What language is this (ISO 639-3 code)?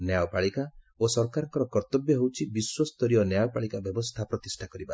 ori